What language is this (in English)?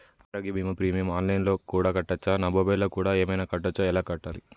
Telugu